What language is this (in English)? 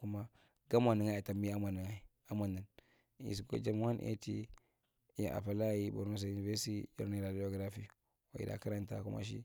Marghi Central